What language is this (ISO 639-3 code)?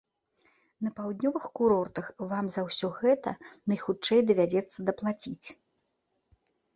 bel